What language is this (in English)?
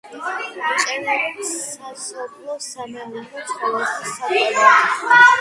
Georgian